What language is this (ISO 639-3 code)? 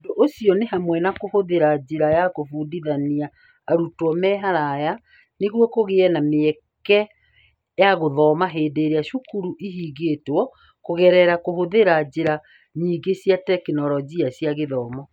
kik